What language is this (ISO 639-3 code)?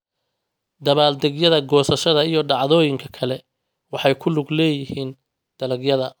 som